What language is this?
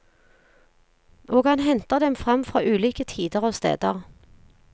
Norwegian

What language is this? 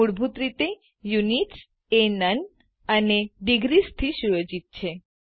Gujarati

